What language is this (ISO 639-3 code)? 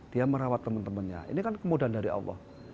ind